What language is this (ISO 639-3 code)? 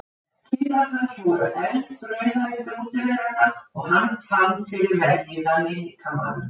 isl